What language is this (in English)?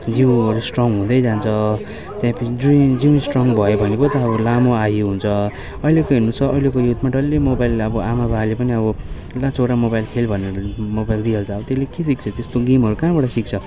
Nepali